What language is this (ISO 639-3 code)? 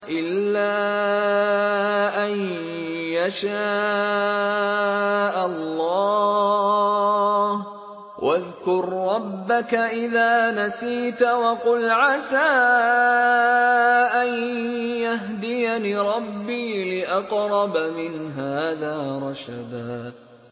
ara